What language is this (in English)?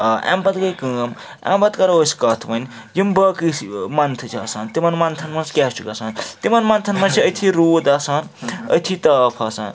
Kashmiri